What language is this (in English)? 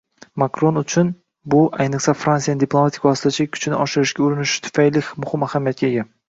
Uzbek